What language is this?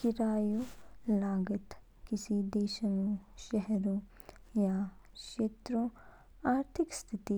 Kinnauri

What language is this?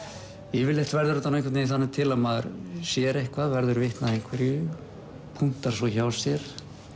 Icelandic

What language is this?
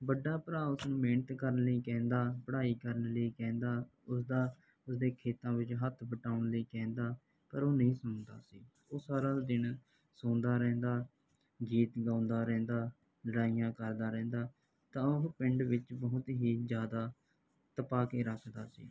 Punjabi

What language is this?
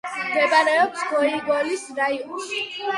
Georgian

